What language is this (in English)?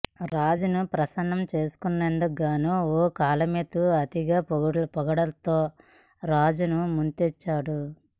Telugu